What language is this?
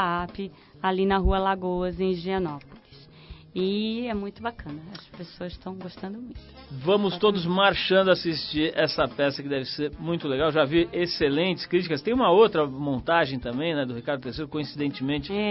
Portuguese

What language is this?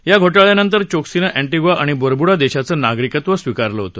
Marathi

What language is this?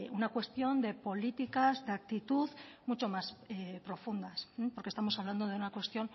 Spanish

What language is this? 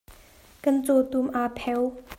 Hakha Chin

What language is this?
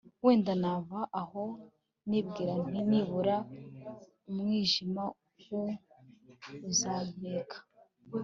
Kinyarwanda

